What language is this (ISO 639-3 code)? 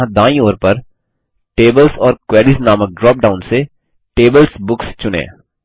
hin